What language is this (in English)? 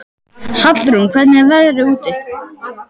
Icelandic